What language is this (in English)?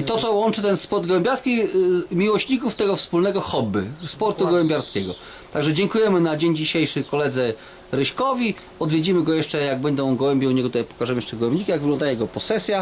Polish